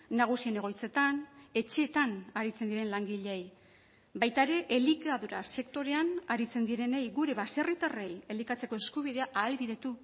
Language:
Basque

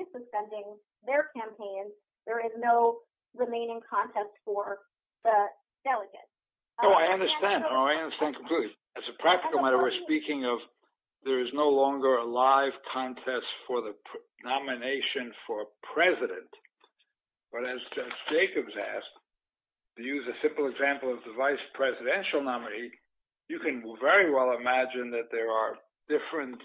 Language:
English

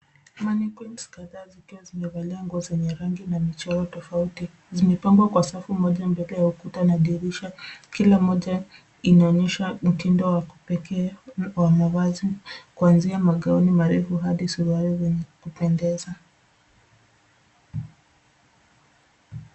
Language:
Swahili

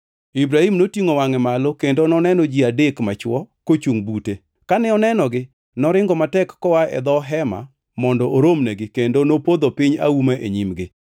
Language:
Luo (Kenya and Tanzania)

